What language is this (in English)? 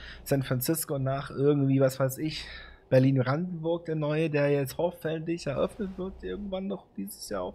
German